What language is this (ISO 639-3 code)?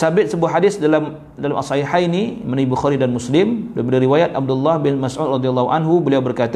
msa